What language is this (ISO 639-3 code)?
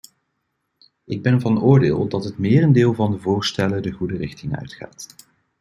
nld